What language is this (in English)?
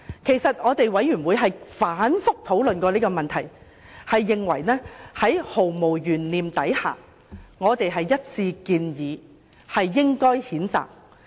Cantonese